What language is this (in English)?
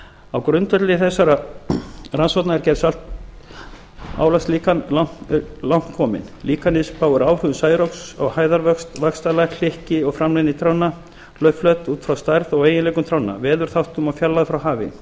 Icelandic